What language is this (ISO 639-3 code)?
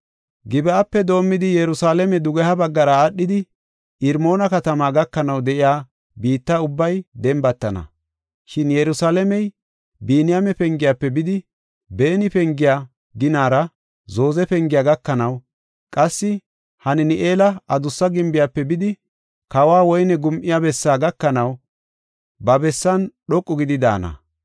gof